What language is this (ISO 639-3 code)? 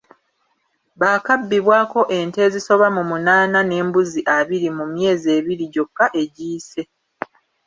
lug